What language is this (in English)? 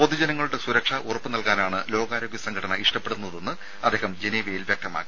Malayalam